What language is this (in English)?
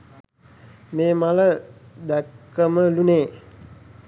Sinhala